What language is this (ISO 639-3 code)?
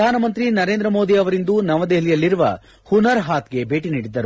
kan